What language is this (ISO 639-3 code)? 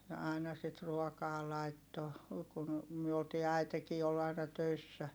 fin